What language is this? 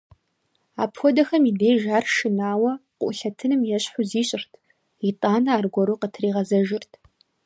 Kabardian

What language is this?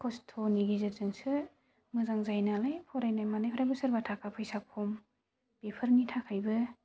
Bodo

